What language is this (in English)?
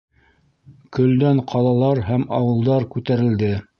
Bashkir